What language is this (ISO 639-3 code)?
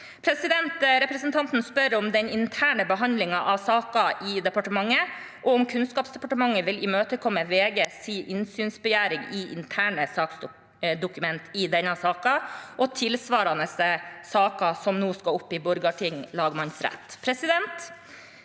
nor